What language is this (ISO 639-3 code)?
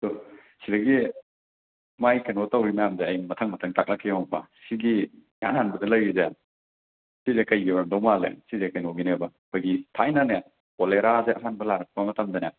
mni